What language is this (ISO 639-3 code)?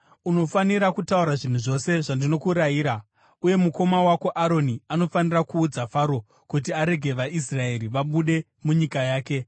sna